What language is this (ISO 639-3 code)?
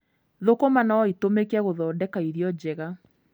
kik